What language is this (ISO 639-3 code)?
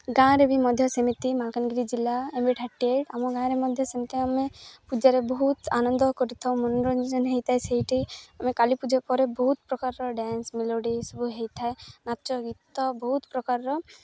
ori